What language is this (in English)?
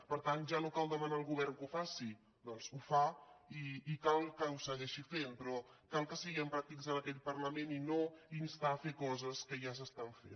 Catalan